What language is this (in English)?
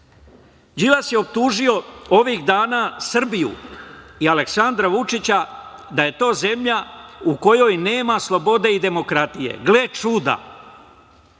Serbian